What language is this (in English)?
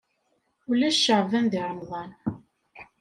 Kabyle